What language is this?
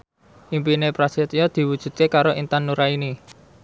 Javanese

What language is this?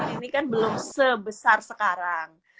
Indonesian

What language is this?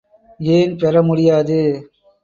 Tamil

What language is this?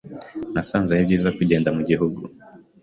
Kinyarwanda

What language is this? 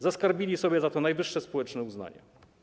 Polish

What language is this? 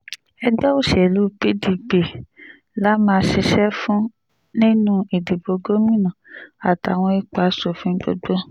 Yoruba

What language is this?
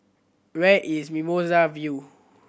English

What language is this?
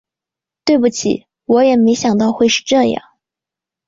Chinese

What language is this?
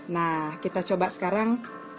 Indonesian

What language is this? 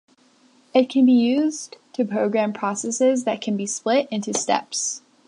English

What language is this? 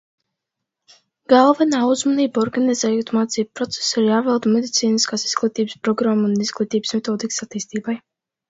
Latvian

